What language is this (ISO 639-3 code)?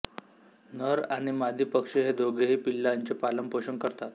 mar